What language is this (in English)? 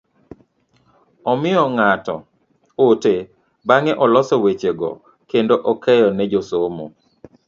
Luo (Kenya and Tanzania)